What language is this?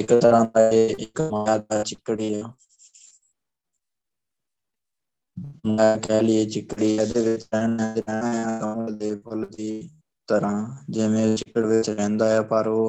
Punjabi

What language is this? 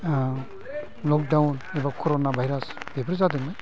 Bodo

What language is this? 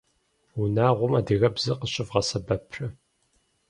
Kabardian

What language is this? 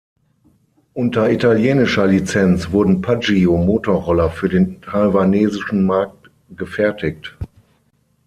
German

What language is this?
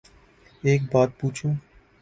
Urdu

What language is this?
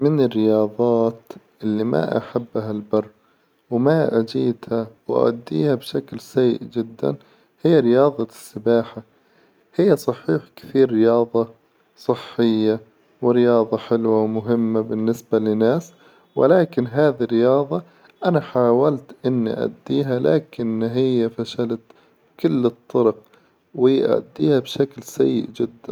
Hijazi Arabic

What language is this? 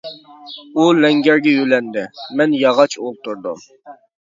Uyghur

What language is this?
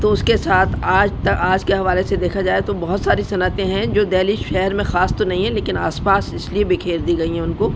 Urdu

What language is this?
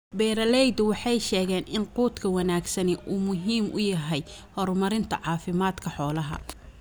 Somali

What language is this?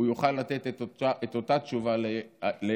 Hebrew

